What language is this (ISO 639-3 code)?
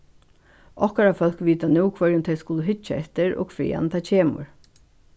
fao